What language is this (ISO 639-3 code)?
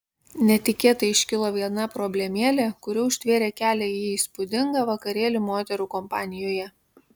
lit